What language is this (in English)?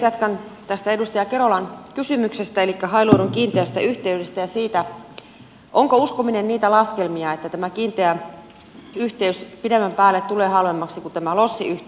Finnish